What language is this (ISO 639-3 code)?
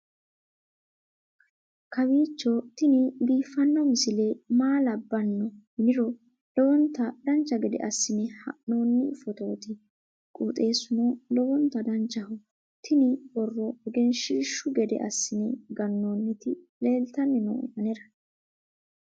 sid